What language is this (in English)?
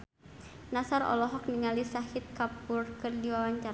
Sundanese